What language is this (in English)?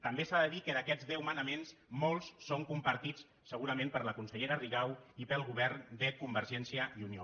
Catalan